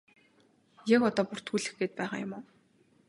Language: Mongolian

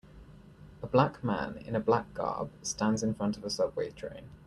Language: English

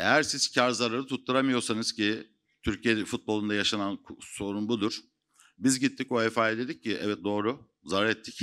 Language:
Turkish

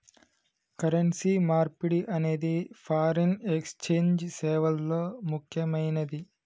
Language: Telugu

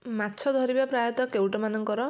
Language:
Odia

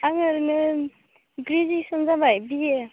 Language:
Bodo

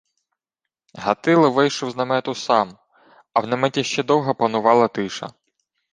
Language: Ukrainian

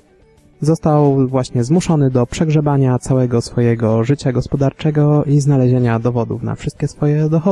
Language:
Polish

